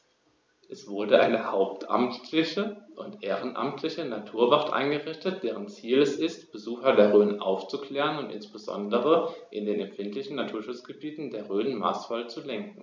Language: German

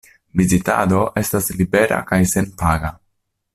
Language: Esperanto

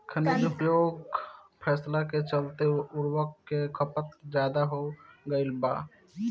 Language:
Bhojpuri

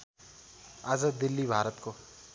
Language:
Nepali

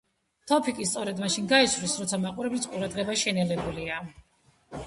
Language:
Georgian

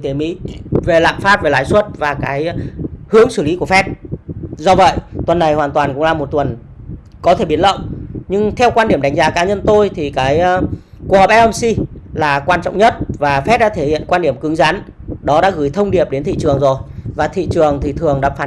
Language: Vietnamese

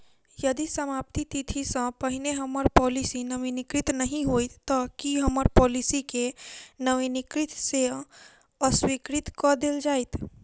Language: Maithili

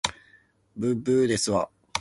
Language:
Japanese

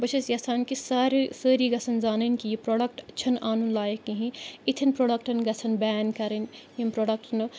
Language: Kashmiri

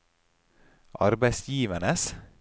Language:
Norwegian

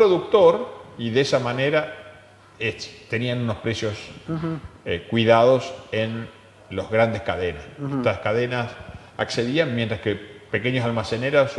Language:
Spanish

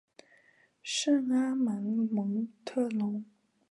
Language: Chinese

